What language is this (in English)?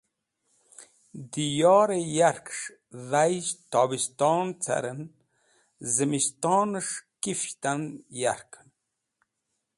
Wakhi